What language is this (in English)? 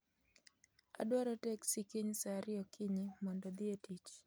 Luo (Kenya and Tanzania)